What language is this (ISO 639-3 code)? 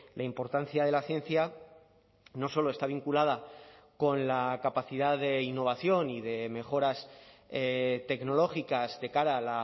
spa